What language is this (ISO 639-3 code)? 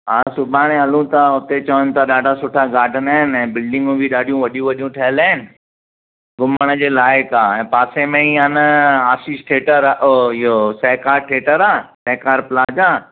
snd